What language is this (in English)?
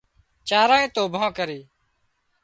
Wadiyara Koli